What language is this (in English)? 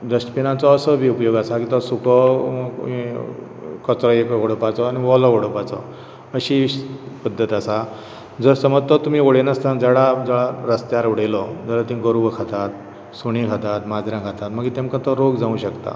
Konkani